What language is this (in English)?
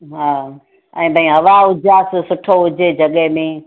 Sindhi